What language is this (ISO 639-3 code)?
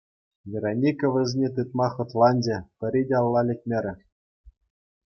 chv